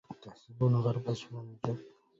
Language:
Arabic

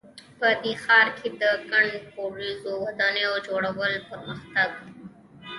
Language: Pashto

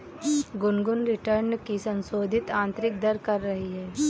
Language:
Hindi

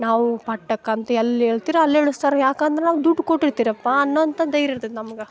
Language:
Kannada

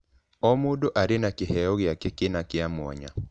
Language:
Kikuyu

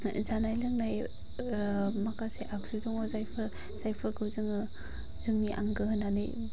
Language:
Bodo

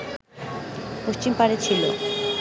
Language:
Bangla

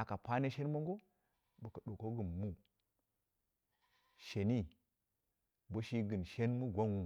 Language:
Dera (Nigeria)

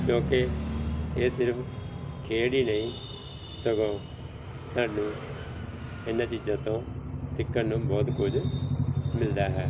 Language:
Punjabi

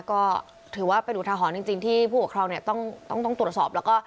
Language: Thai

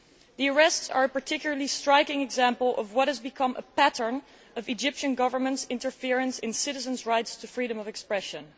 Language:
English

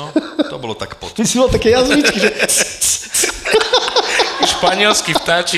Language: Slovak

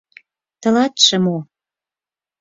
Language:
Mari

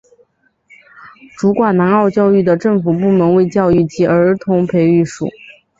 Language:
Chinese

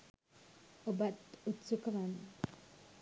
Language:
Sinhala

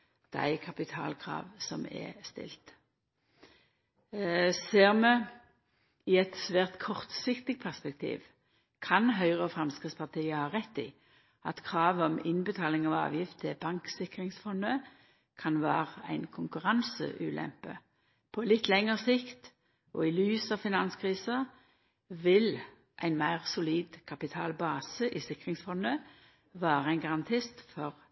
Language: Norwegian Nynorsk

